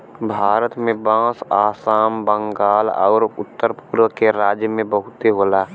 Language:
Bhojpuri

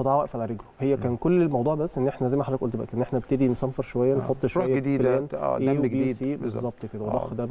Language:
Arabic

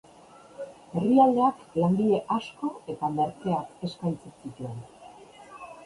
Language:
Basque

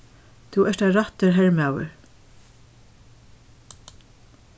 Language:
Faroese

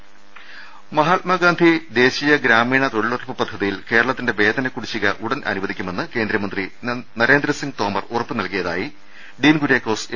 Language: Malayalam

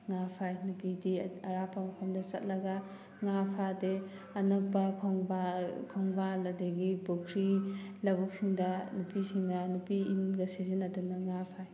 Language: Manipuri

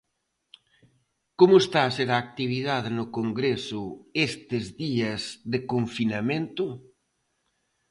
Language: Galician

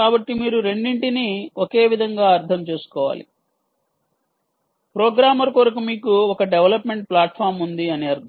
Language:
Telugu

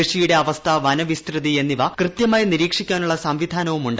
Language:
Malayalam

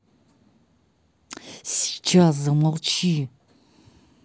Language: Russian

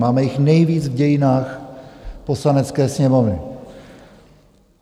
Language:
Czech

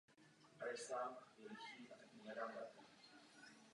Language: Czech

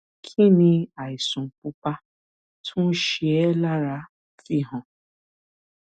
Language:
Yoruba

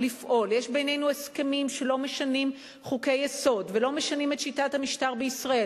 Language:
Hebrew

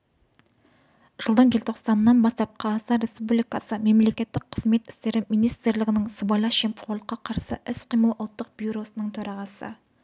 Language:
Kazakh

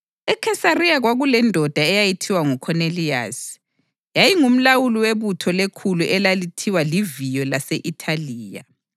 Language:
North Ndebele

